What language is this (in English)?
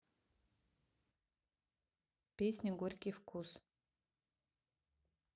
Russian